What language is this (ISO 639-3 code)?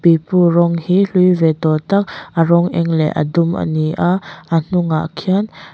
lus